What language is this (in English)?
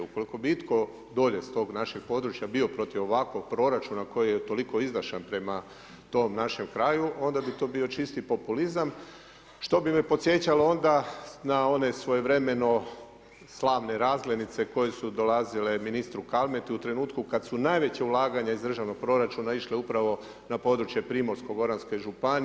Croatian